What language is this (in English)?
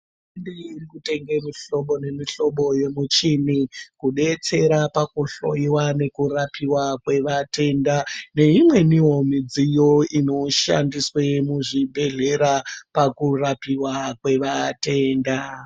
Ndau